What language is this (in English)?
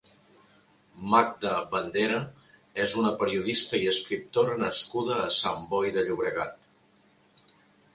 Catalan